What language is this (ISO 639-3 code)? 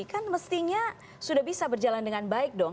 ind